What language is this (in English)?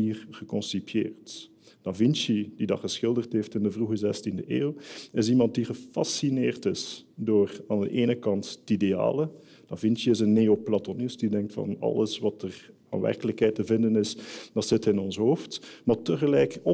Dutch